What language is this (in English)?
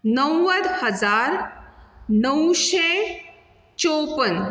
Konkani